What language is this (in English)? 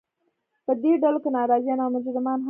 Pashto